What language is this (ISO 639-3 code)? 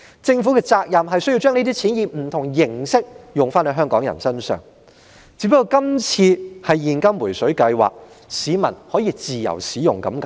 yue